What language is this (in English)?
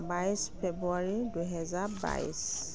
Assamese